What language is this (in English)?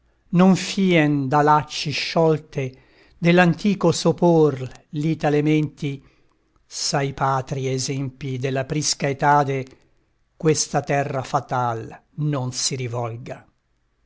Italian